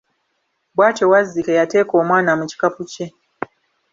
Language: Ganda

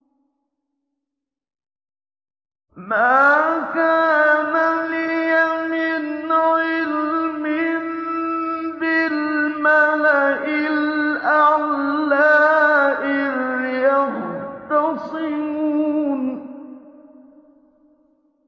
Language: Arabic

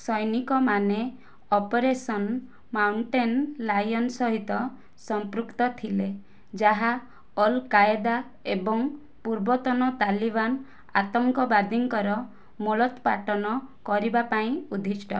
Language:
Odia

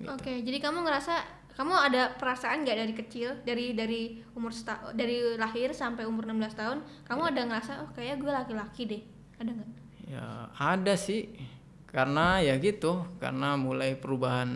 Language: Indonesian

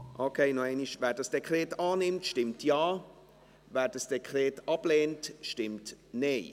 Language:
Swiss German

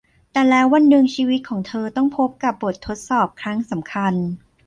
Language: Thai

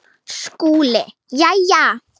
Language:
Icelandic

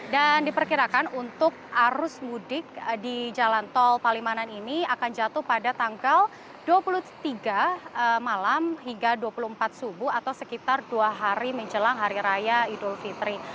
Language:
Indonesian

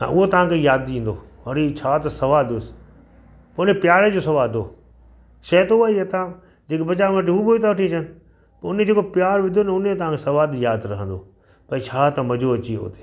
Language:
Sindhi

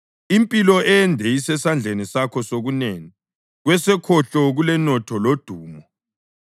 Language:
North Ndebele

